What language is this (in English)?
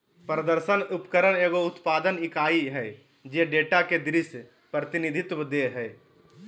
Magahi